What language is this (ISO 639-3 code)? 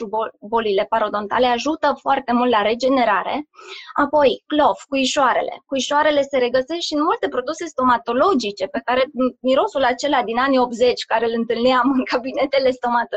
ron